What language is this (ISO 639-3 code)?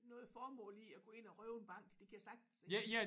dan